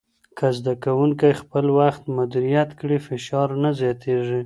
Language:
Pashto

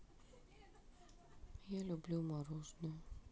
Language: Russian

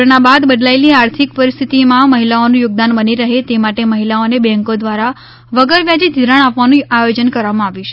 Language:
Gujarati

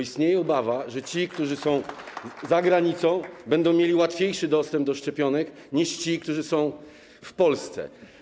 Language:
Polish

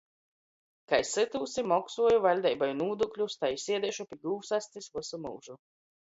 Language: Latgalian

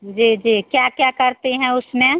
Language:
Hindi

